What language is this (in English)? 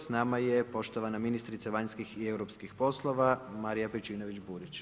Croatian